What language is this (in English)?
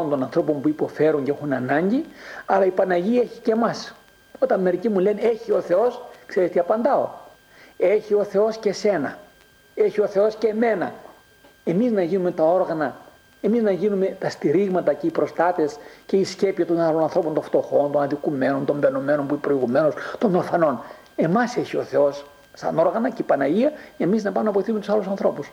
Greek